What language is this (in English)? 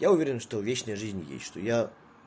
Russian